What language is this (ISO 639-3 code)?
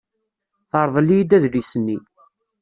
kab